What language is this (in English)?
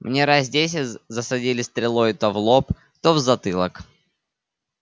Russian